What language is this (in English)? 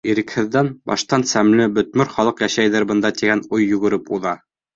Bashkir